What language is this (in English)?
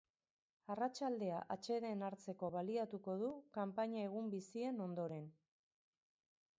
Basque